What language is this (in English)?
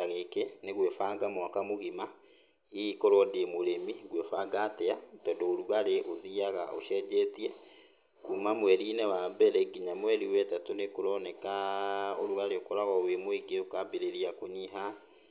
Kikuyu